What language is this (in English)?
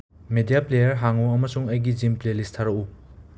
Manipuri